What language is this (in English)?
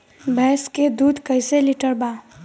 Bhojpuri